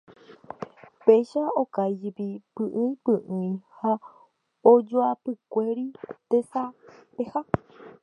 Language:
Guarani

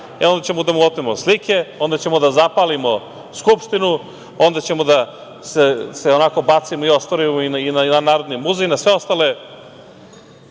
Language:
Serbian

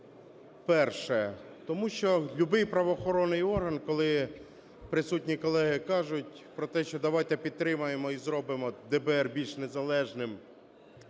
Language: Ukrainian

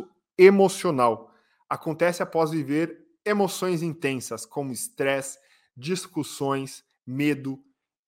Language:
Portuguese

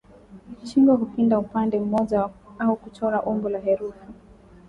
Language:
Swahili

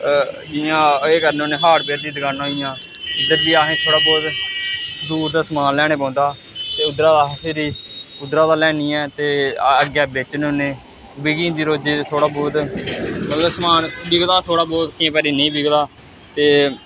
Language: Dogri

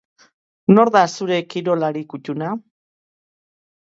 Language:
Basque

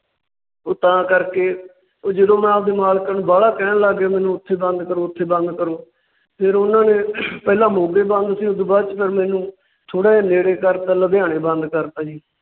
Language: Punjabi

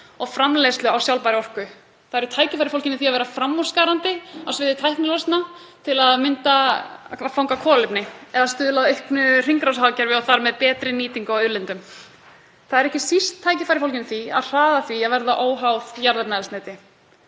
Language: Icelandic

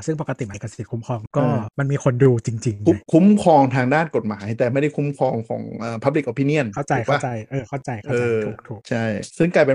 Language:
Thai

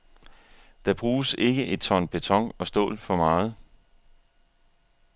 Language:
Danish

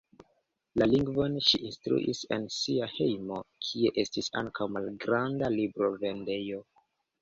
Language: Esperanto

